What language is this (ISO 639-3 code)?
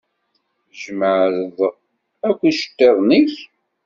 kab